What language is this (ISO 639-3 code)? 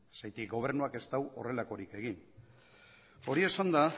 eus